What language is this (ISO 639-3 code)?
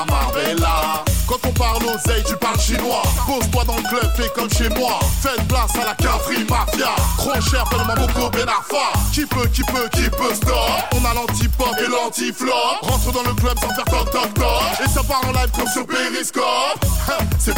fra